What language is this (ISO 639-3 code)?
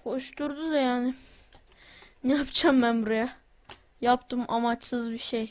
tur